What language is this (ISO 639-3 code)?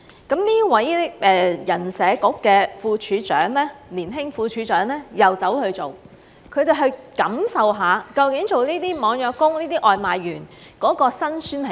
yue